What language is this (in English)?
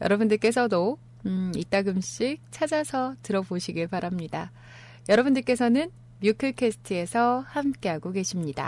Korean